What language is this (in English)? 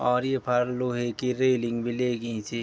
Garhwali